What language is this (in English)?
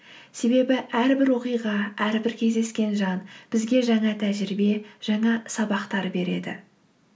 Kazakh